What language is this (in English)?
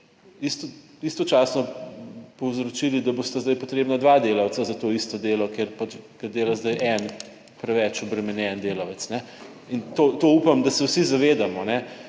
Slovenian